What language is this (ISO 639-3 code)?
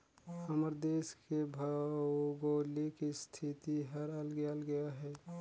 hne